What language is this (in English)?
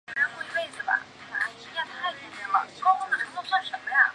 Chinese